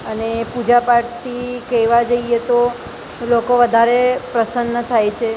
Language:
Gujarati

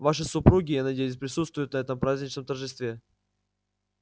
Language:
Russian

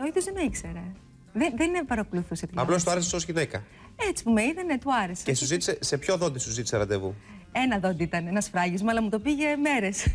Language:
Greek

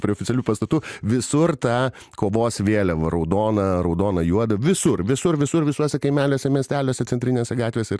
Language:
Lithuanian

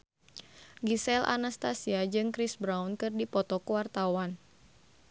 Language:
Sundanese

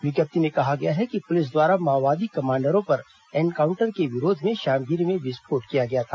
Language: Hindi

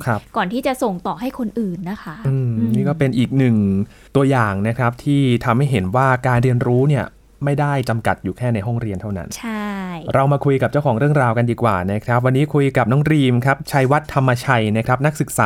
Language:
Thai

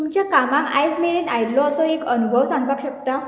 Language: Konkani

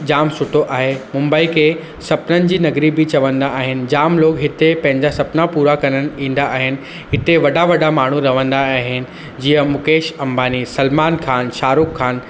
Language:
Sindhi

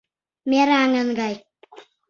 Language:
Mari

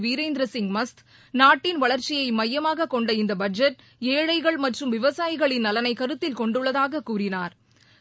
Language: Tamil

